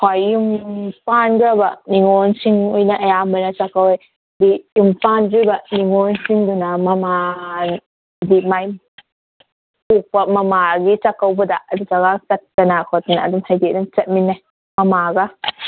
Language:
Manipuri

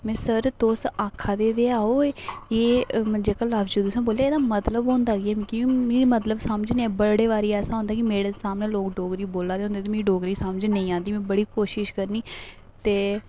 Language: Dogri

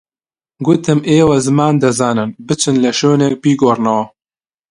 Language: Central Kurdish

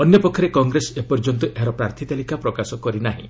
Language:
Odia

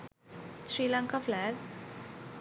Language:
Sinhala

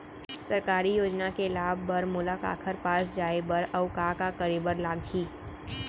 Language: Chhattisgarhi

